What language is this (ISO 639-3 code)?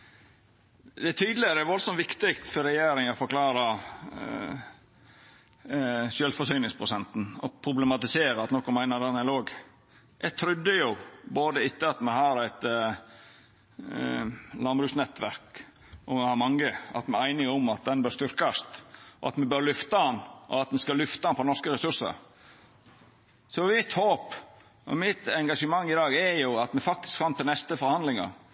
nor